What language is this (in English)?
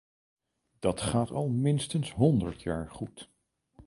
Dutch